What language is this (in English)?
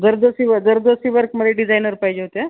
Marathi